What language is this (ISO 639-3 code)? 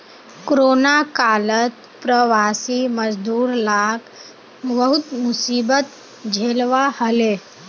mag